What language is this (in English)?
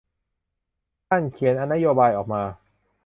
Thai